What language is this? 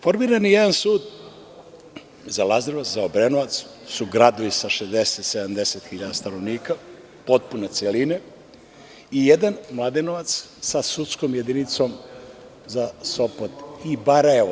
Serbian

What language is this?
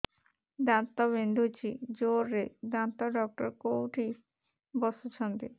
Odia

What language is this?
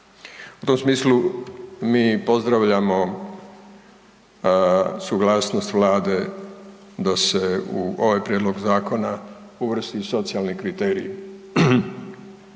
Croatian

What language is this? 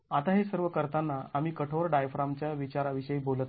Marathi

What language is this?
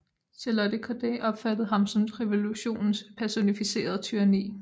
Danish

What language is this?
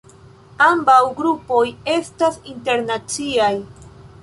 Esperanto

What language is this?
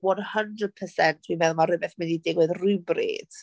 Welsh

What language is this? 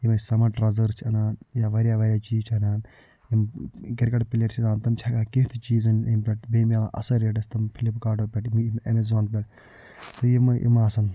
Kashmiri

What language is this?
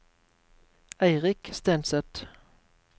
Norwegian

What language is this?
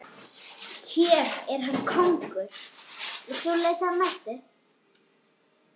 Icelandic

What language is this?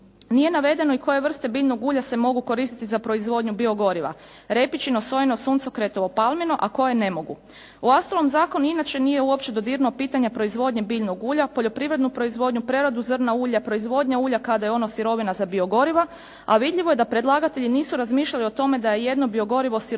Croatian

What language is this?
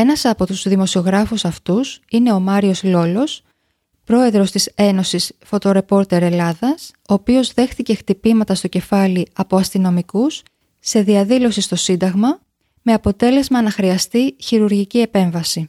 Greek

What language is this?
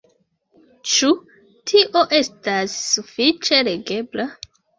Esperanto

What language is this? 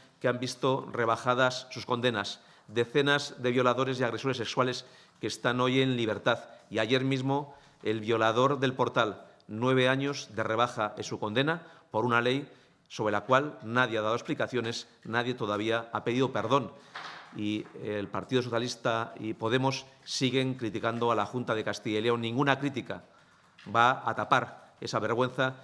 Spanish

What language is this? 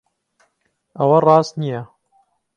Central Kurdish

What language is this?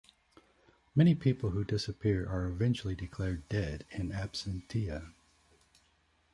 English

